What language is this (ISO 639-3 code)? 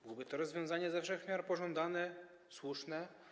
pol